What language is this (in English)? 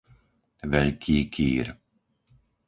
Slovak